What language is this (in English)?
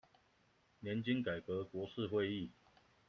Chinese